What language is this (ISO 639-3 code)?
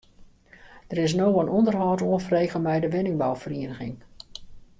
fry